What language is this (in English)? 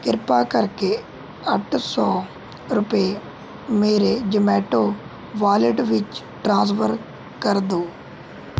Punjabi